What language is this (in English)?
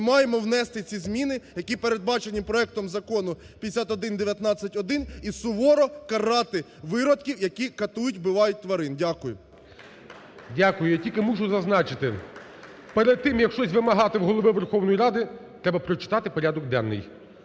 Ukrainian